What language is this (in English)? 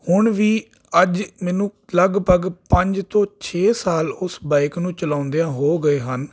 Punjabi